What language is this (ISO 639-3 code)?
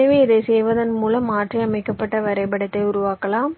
tam